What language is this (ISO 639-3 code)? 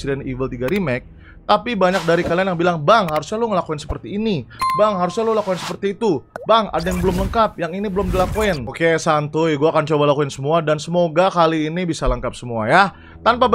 ind